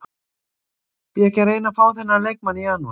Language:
Icelandic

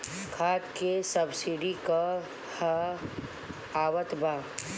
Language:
Bhojpuri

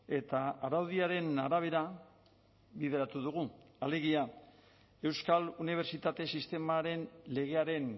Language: Basque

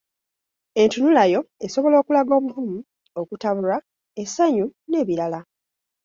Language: Ganda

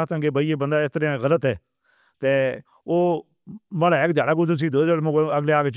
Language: Northern Hindko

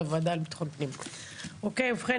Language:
Hebrew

